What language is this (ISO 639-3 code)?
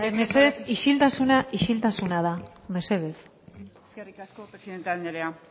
eus